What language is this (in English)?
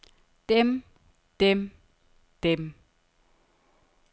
Danish